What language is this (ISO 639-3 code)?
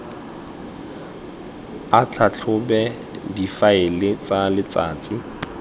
tsn